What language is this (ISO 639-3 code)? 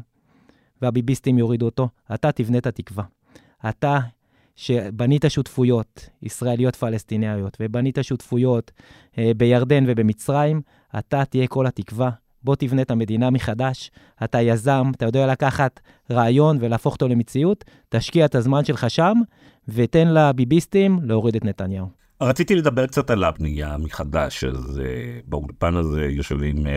heb